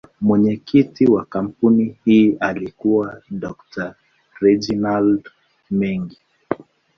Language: Swahili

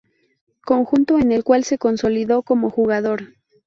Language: Spanish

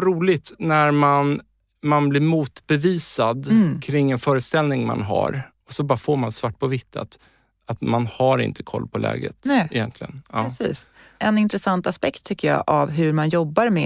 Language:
Swedish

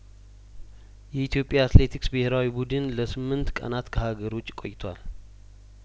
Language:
Amharic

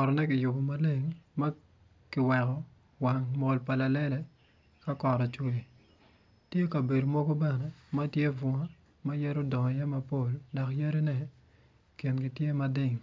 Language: Acoli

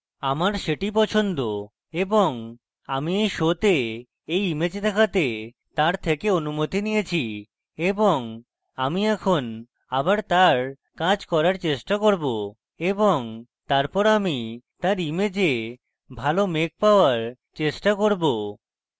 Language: Bangla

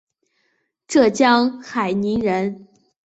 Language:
Chinese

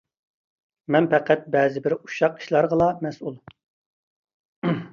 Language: Uyghur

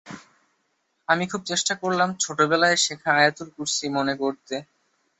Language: Bangla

